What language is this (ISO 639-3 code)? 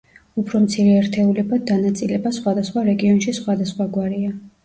kat